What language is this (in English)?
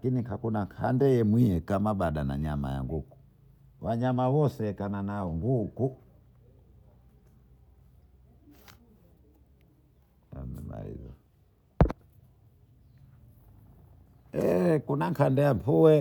Bondei